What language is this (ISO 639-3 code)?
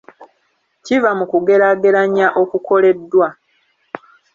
lug